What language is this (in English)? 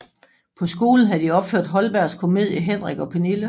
Danish